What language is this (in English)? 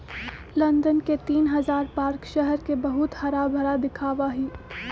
Magahi